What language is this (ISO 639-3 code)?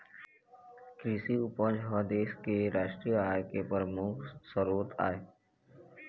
hne